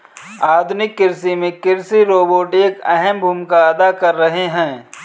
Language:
Hindi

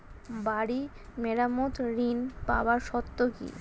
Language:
Bangla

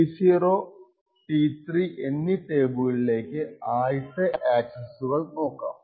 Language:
Malayalam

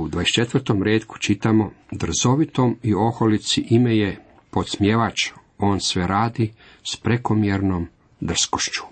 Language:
Croatian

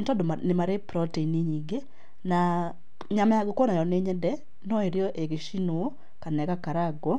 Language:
Kikuyu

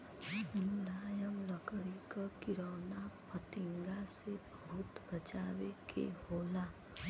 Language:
Bhojpuri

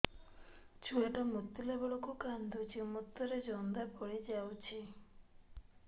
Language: Odia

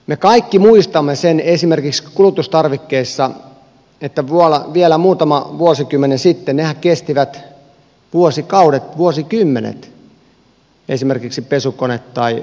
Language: Finnish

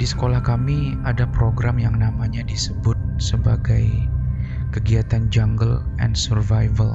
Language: Indonesian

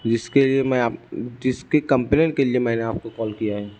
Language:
Urdu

